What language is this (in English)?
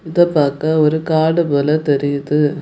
Tamil